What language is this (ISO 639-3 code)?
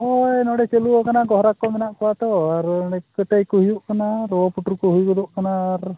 sat